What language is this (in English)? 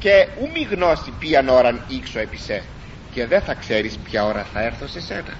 Greek